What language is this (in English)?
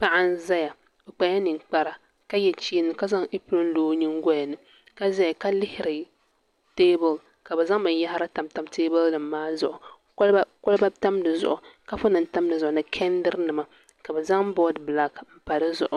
Dagbani